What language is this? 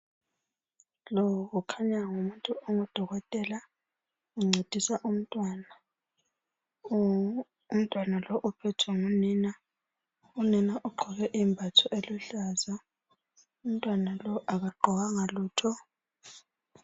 North Ndebele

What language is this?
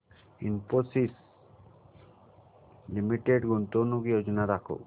Marathi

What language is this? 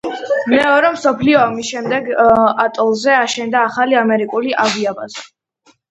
Georgian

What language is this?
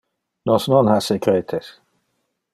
Interlingua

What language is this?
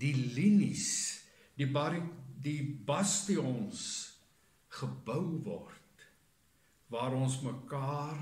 Dutch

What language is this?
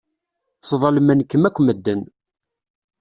Kabyle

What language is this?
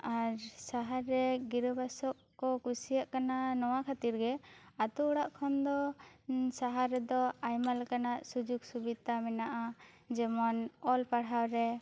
Santali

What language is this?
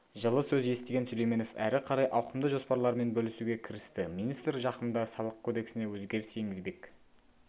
Kazakh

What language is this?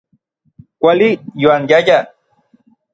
Orizaba Nahuatl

